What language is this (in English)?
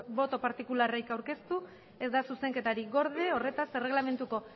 Basque